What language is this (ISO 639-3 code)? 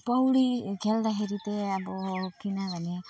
nep